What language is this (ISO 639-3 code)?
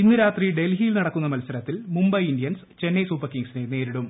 mal